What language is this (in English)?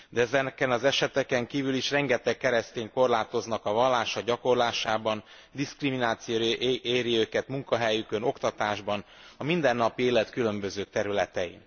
Hungarian